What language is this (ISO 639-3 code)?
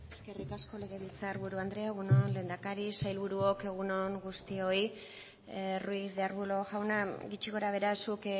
eus